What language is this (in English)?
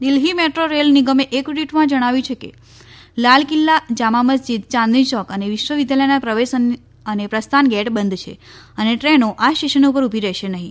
Gujarati